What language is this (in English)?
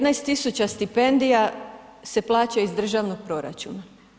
Croatian